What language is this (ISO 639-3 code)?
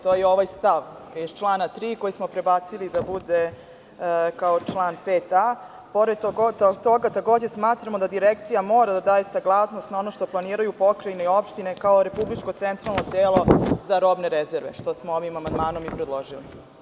srp